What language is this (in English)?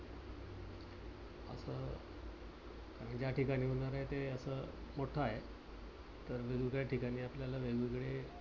Marathi